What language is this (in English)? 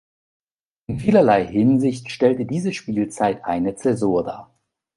German